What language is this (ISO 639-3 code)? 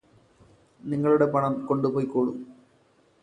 mal